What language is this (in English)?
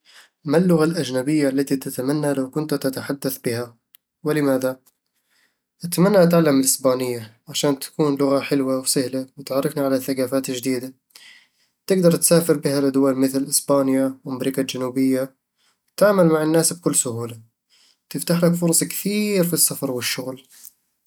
Eastern Egyptian Bedawi Arabic